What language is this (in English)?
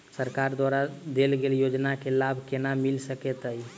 Maithili